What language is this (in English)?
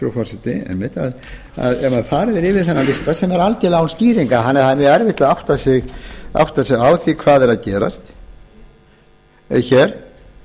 Icelandic